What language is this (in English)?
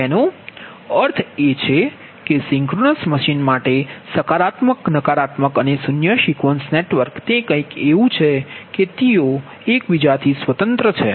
Gujarati